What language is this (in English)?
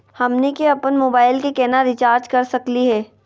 Magahi